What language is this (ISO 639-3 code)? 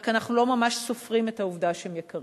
heb